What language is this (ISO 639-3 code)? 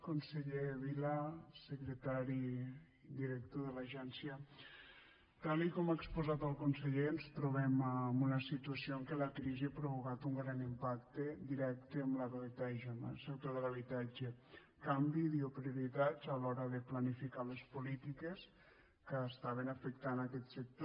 cat